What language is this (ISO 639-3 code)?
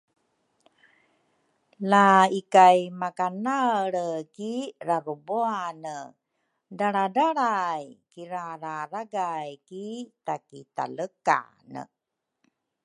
dru